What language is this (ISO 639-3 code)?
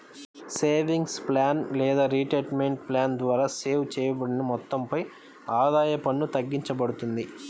tel